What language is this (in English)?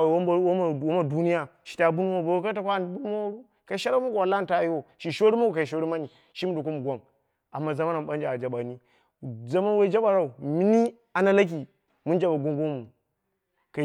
Dera (Nigeria)